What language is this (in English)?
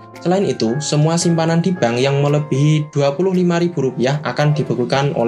Indonesian